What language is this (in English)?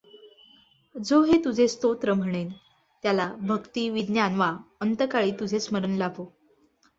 Marathi